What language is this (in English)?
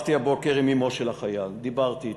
Hebrew